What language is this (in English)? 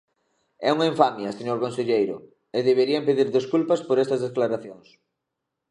Galician